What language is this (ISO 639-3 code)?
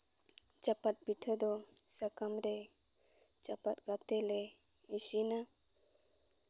sat